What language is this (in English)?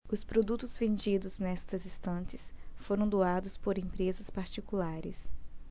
Portuguese